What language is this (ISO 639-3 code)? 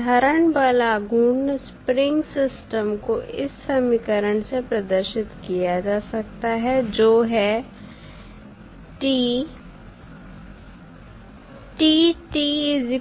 hin